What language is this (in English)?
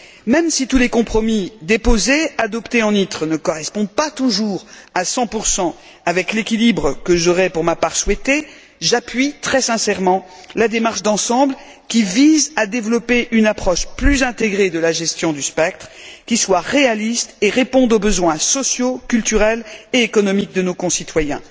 French